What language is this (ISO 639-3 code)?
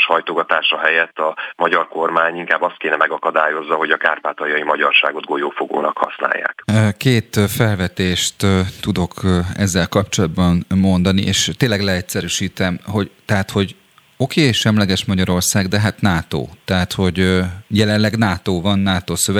hun